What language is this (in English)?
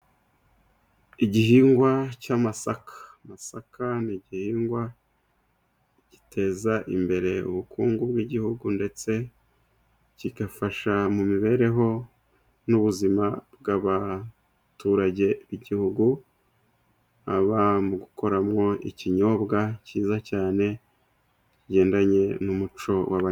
Kinyarwanda